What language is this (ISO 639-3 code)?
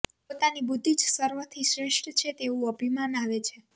guj